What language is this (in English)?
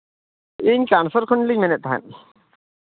Santali